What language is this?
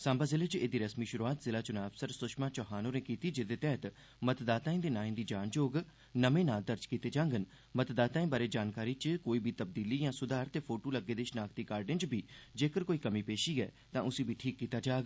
Dogri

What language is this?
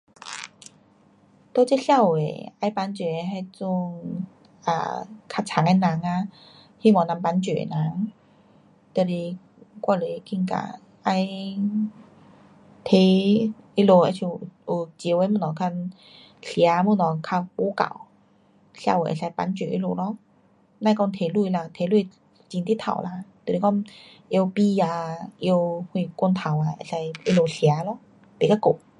Pu-Xian Chinese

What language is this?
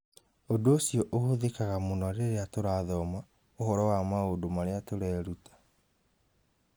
Kikuyu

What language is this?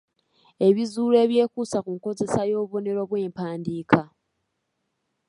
Ganda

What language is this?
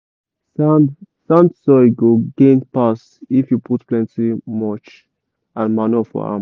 Nigerian Pidgin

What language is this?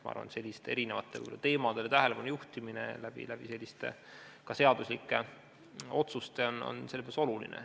Estonian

